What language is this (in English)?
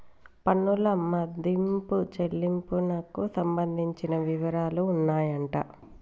Telugu